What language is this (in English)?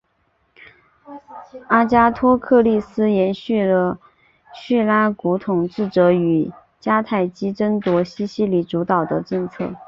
Chinese